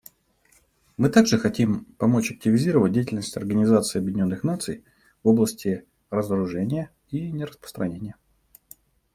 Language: Russian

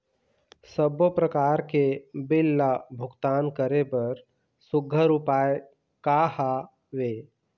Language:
Chhattisgarhi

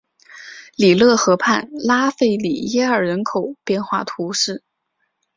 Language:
Chinese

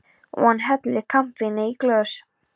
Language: Icelandic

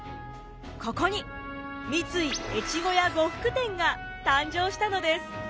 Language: Japanese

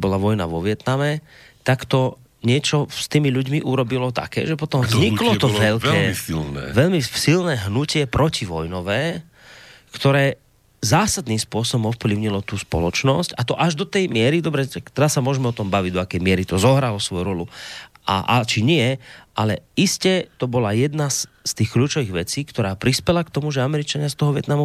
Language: Slovak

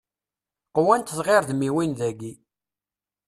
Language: Kabyle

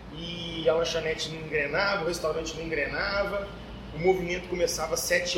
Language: Portuguese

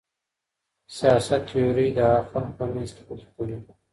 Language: Pashto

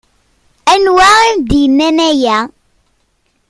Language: Kabyle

